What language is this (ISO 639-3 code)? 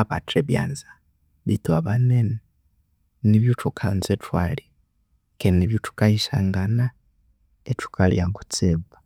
koo